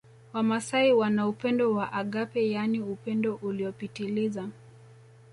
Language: Swahili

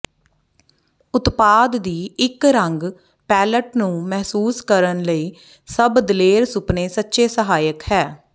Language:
Punjabi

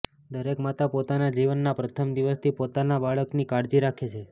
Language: Gujarati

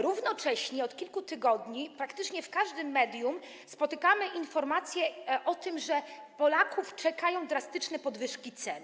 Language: Polish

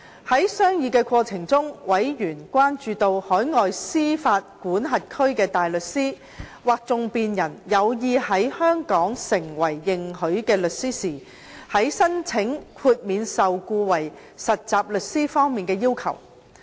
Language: Cantonese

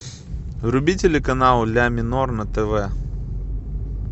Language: Russian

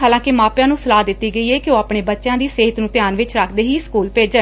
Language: Punjabi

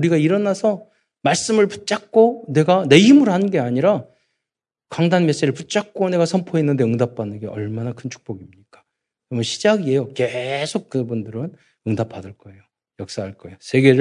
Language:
Korean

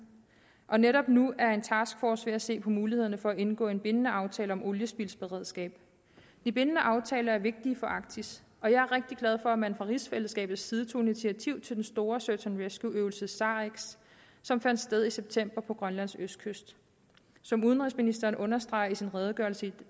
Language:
Danish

